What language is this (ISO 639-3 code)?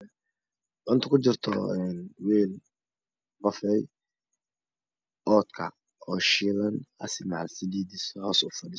som